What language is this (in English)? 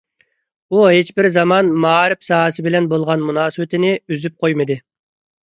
Uyghur